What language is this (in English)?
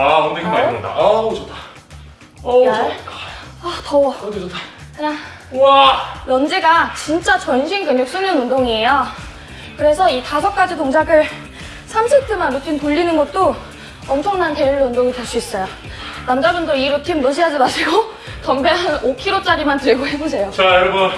Korean